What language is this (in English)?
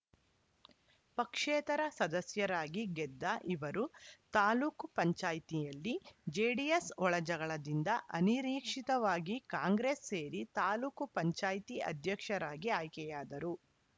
Kannada